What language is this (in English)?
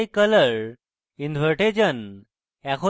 Bangla